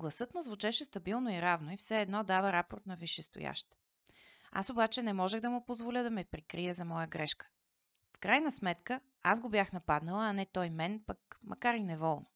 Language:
Bulgarian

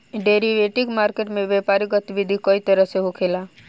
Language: Bhojpuri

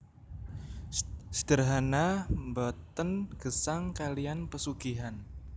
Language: Javanese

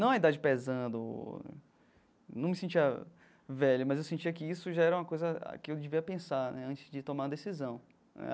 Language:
Portuguese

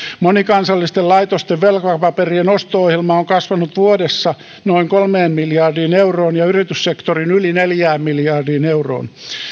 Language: Finnish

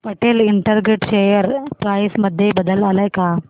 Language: Marathi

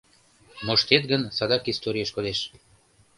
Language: Mari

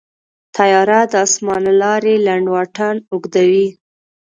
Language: Pashto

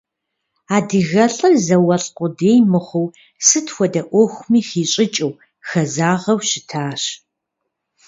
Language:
Kabardian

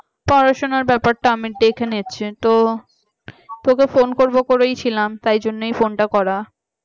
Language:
Bangla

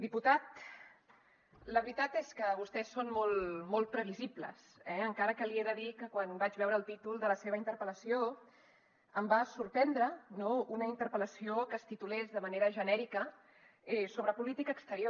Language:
Catalan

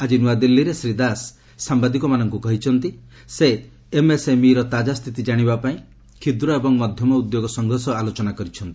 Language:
Odia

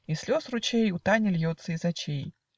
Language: Russian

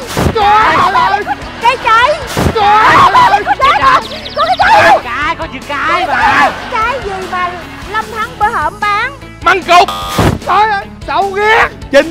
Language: Vietnamese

